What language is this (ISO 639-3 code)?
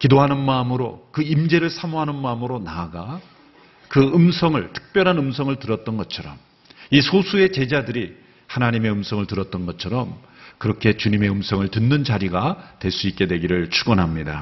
kor